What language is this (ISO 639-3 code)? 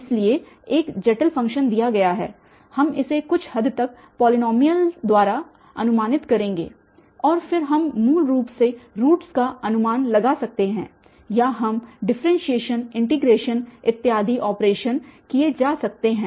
hin